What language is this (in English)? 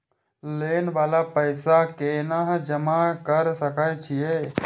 Maithili